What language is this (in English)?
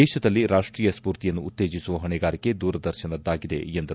Kannada